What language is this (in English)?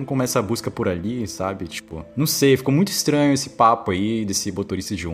Portuguese